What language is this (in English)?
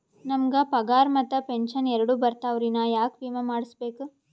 Kannada